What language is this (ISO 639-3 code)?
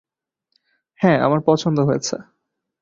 ben